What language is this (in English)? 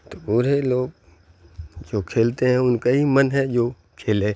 Urdu